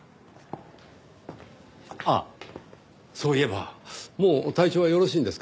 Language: Japanese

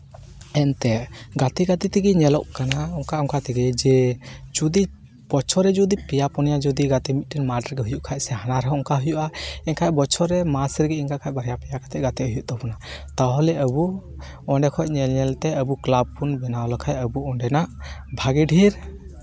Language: Santali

